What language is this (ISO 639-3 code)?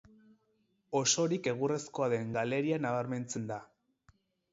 eus